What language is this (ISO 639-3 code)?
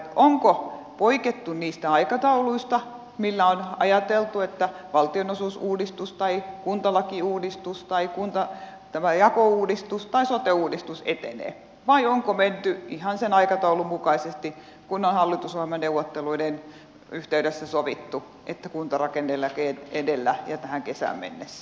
fin